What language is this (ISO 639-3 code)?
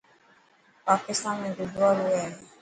mki